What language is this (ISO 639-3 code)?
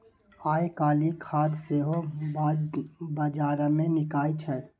mai